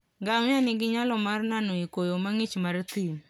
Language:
Luo (Kenya and Tanzania)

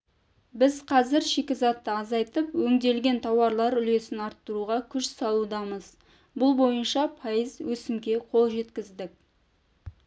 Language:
Kazakh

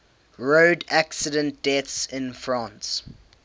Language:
English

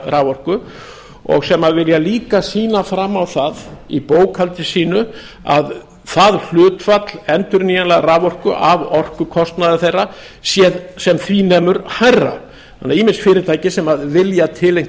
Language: Icelandic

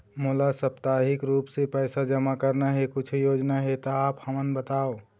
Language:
Chhattisgarhi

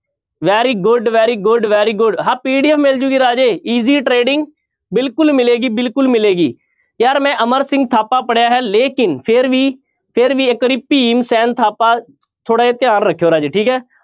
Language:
Punjabi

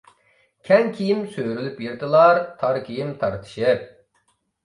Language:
Uyghur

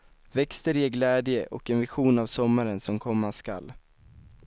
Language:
Swedish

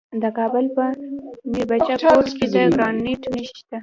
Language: Pashto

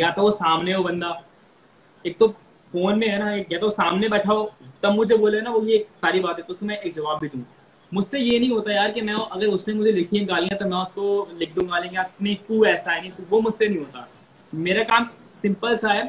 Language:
Hindi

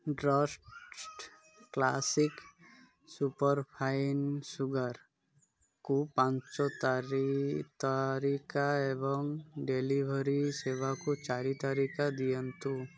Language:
Odia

